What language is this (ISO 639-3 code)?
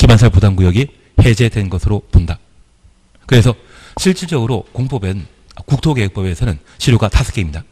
kor